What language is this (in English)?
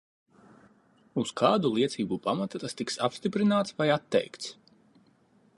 Latvian